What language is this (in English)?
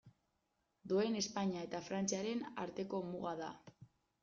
Basque